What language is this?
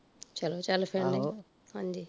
Punjabi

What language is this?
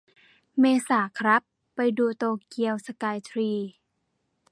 Thai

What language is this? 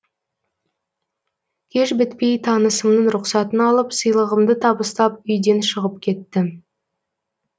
Kazakh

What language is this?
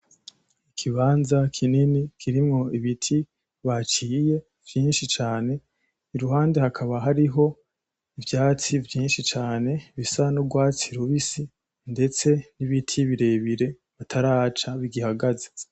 Rundi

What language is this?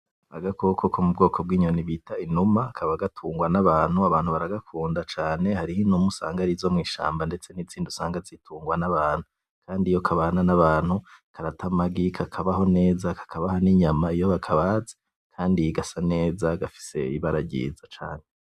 Rundi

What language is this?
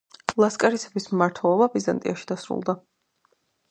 Georgian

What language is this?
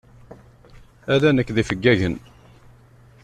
Kabyle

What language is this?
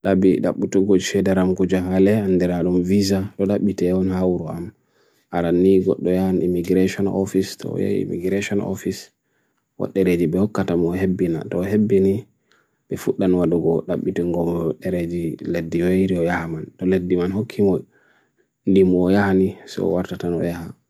Bagirmi Fulfulde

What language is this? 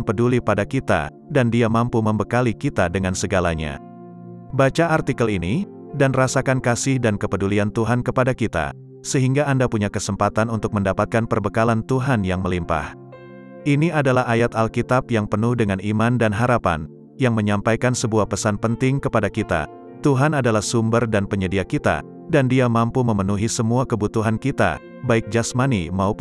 Indonesian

